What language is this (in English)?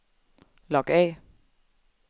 Danish